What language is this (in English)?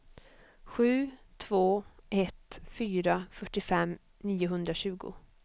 Swedish